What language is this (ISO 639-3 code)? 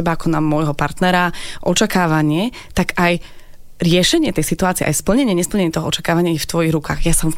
slk